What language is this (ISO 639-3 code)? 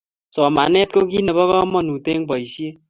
kln